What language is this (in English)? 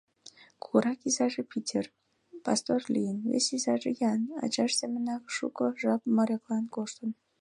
Mari